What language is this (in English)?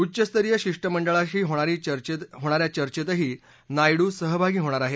Marathi